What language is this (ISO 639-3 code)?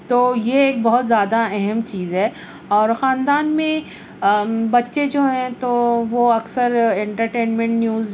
urd